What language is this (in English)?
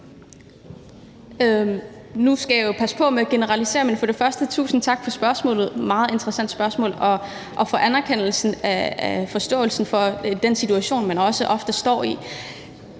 Danish